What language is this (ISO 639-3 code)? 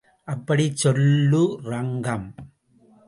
tam